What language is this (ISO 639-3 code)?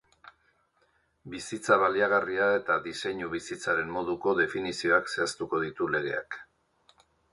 eus